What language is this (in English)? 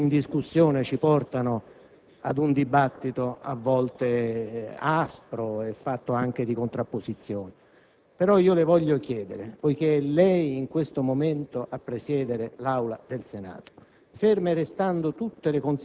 Italian